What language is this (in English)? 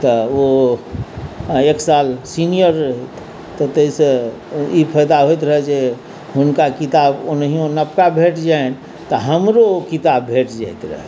Maithili